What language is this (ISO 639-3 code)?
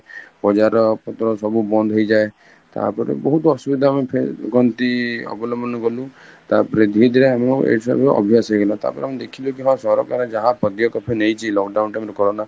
ori